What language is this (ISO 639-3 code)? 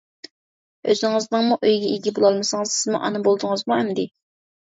uig